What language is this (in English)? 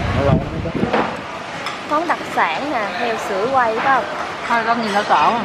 Vietnamese